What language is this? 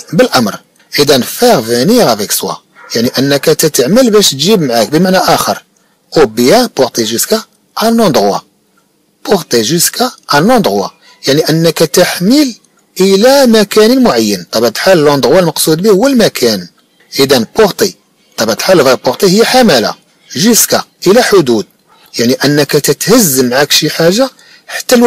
Arabic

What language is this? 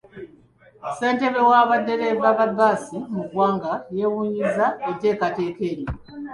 Ganda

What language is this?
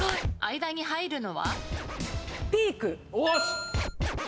Japanese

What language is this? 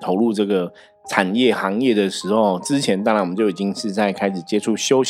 Chinese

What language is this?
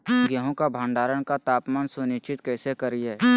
Magahi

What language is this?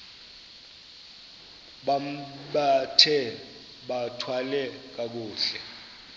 Xhosa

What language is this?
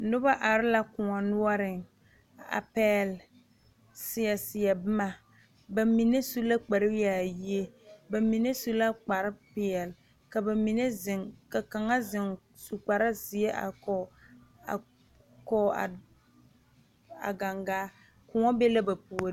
Southern Dagaare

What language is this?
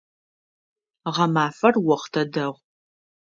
Adyghe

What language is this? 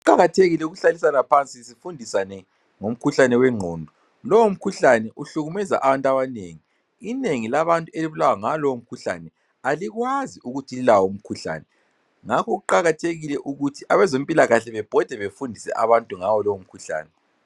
North Ndebele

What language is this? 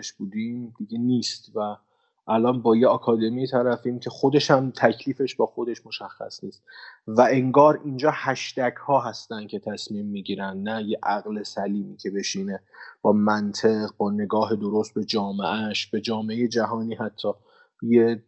Persian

